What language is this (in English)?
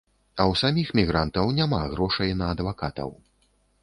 Belarusian